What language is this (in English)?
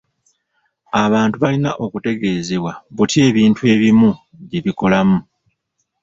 Ganda